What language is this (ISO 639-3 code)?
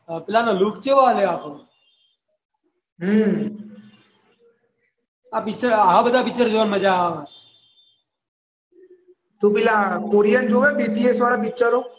guj